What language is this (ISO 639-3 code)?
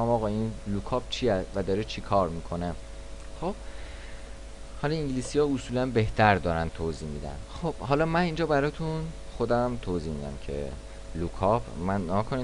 fas